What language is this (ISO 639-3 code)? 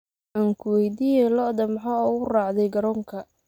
som